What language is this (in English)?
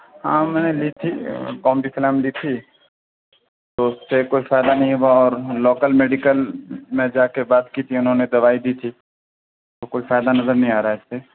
Urdu